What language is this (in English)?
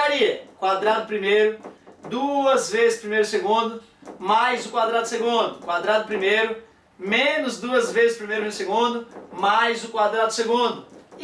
Portuguese